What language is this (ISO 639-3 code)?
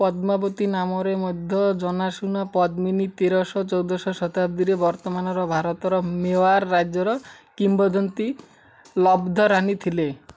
ori